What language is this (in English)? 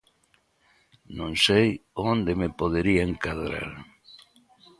Galician